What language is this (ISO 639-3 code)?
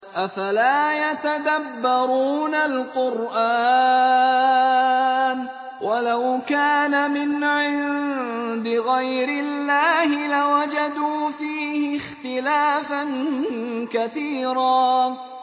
ara